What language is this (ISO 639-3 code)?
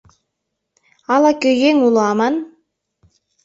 chm